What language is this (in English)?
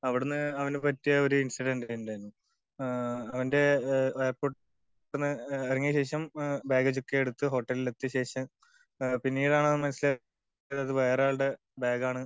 Malayalam